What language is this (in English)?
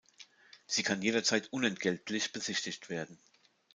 German